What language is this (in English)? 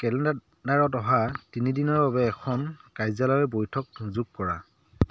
Assamese